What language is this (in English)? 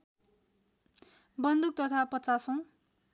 Nepali